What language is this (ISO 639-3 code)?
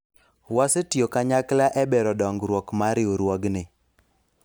luo